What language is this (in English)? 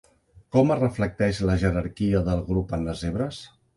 Catalan